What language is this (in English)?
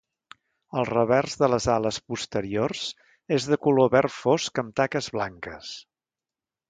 Catalan